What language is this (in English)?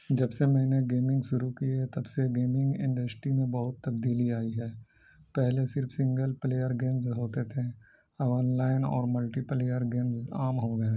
Urdu